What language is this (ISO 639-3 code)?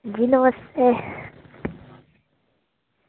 doi